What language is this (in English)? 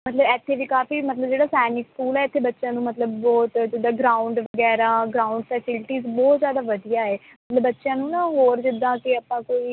Punjabi